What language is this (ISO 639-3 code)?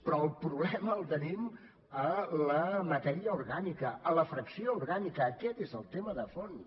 cat